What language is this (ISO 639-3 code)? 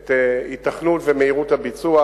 heb